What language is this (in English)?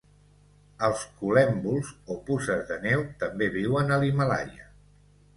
Catalan